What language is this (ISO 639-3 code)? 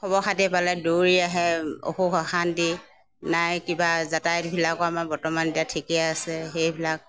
asm